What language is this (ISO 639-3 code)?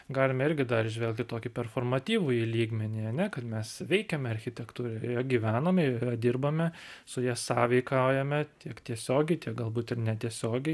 lit